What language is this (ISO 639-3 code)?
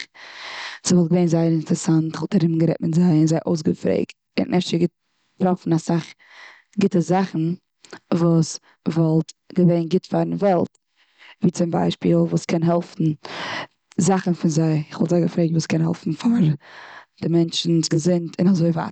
yid